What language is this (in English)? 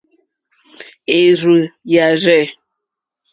Mokpwe